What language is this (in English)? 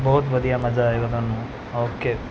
Punjabi